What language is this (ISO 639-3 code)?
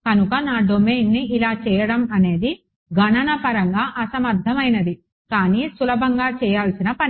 tel